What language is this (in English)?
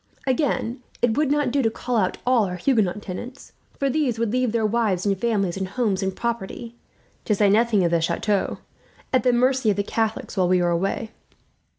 English